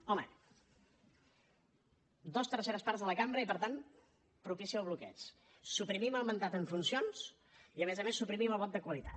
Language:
Catalan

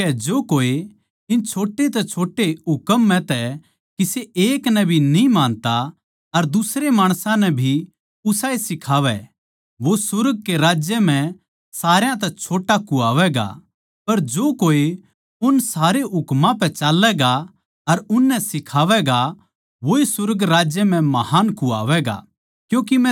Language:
Haryanvi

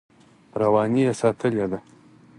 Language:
Pashto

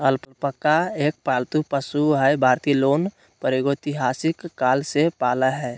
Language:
Magahi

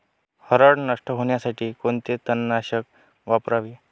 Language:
Marathi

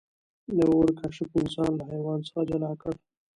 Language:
Pashto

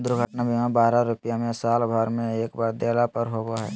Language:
Magahi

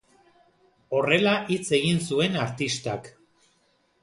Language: Basque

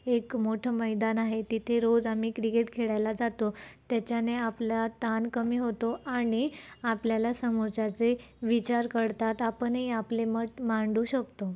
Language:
Marathi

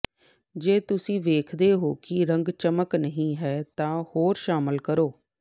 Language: Punjabi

